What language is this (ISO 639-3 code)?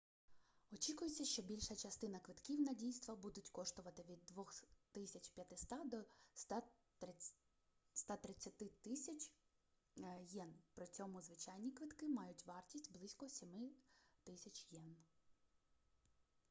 ukr